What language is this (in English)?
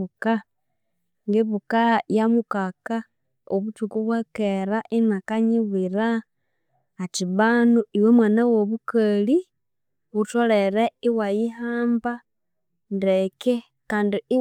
Konzo